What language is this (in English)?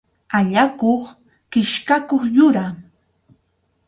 Arequipa-La Unión Quechua